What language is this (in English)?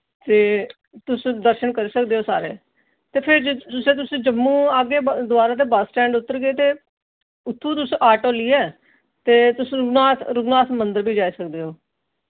Dogri